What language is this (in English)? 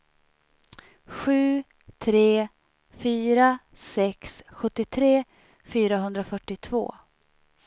Swedish